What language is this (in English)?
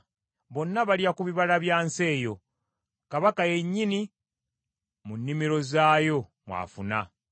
Ganda